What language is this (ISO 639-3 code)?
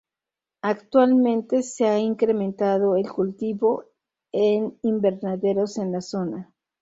spa